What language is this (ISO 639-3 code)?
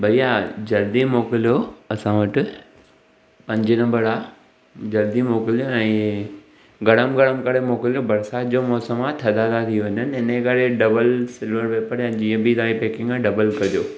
snd